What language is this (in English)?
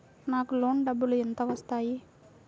Telugu